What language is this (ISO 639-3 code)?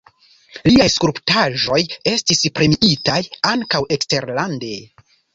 epo